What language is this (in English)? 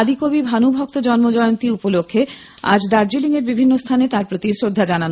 Bangla